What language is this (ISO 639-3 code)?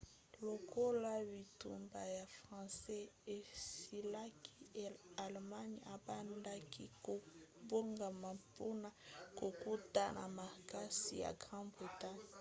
lin